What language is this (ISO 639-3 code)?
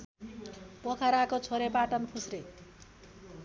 nep